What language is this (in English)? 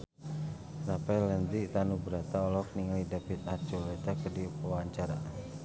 Sundanese